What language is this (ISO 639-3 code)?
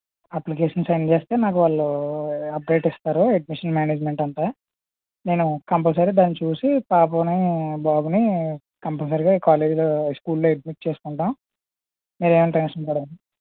tel